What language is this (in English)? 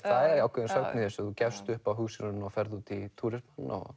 Icelandic